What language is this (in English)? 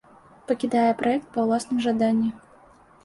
Belarusian